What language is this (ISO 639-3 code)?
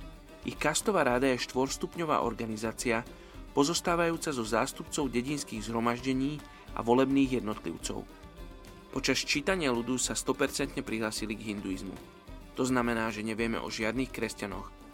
slk